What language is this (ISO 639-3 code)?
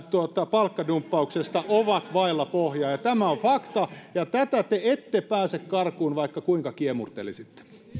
fin